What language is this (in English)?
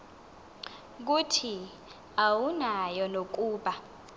Xhosa